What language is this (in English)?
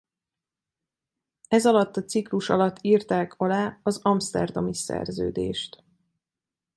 Hungarian